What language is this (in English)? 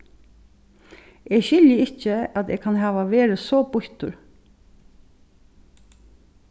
Faroese